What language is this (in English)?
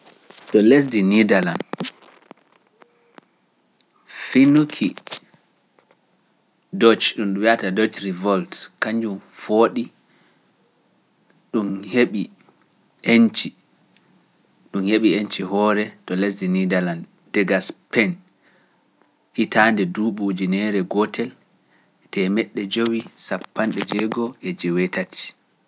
Pular